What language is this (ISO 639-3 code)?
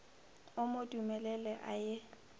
nso